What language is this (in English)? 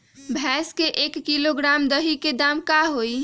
Magahi